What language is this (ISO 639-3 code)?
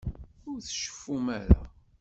kab